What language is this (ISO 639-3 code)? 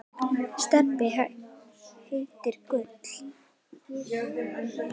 isl